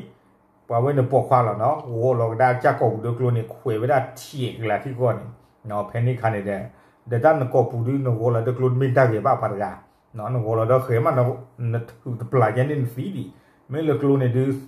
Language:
Thai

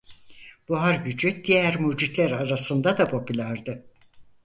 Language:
Turkish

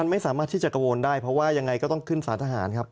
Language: Thai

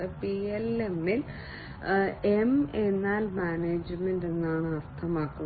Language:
Malayalam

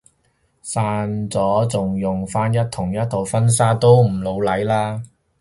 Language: Cantonese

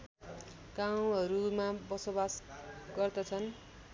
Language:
Nepali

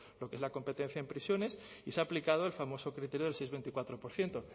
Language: Spanish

